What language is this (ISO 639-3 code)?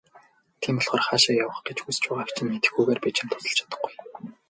mon